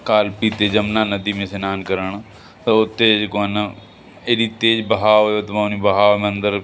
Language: Sindhi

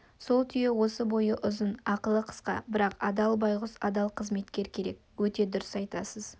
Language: Kazakh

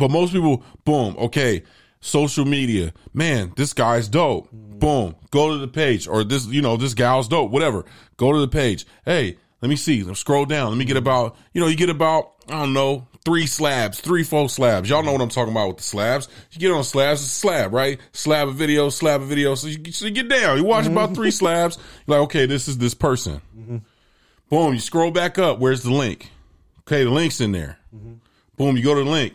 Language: English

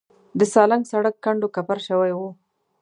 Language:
Pashto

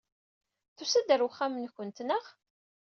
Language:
Kabyle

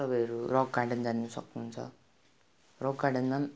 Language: Nepali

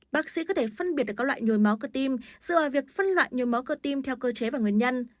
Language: Vietnamese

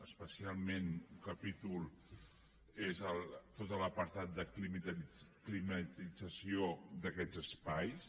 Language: Catalan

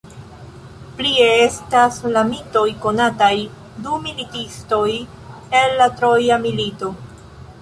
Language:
Esperanto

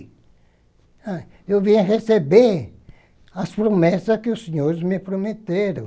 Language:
Portuguese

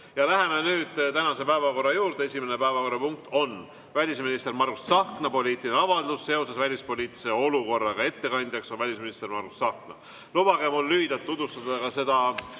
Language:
Estonian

